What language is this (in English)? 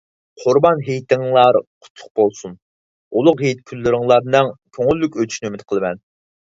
Uyghur